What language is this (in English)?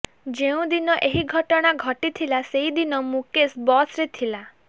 Odia